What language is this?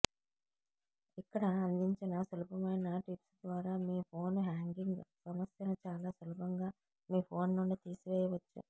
Telugu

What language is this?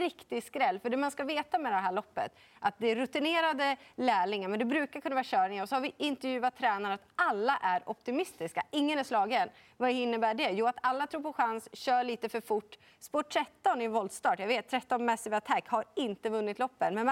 Swedish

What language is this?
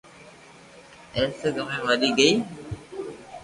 Loarki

